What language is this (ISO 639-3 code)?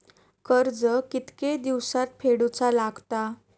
mar